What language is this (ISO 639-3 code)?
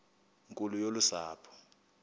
xho